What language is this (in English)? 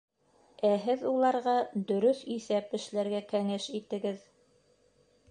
Bashkir